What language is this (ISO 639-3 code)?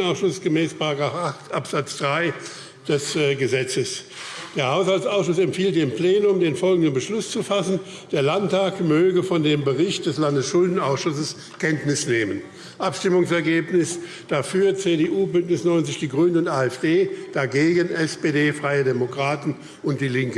deu